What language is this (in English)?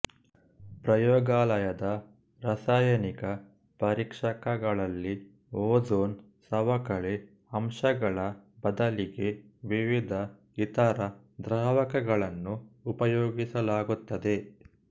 Kannada